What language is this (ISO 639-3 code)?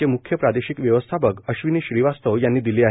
mar